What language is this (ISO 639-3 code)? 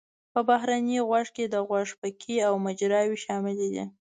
pus